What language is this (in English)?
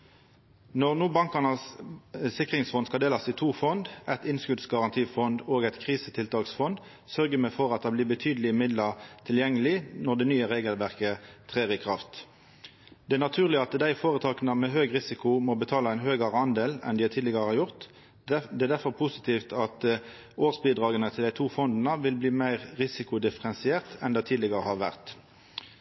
Norwegian Nynorsk